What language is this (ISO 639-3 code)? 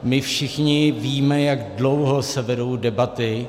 ces